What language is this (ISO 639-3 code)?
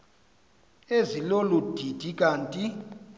xho